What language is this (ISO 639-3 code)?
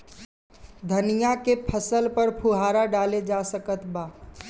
bho